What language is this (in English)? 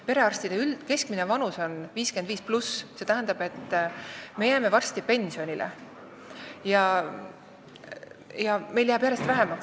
Estonian